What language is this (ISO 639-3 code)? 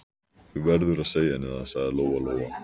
isl